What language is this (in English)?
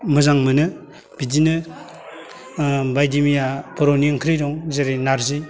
Bodo